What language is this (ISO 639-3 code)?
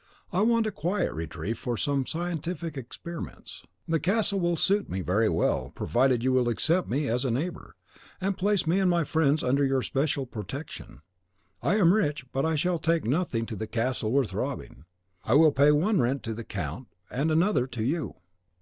eng